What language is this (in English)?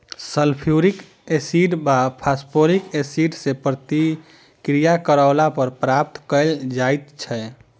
Maithili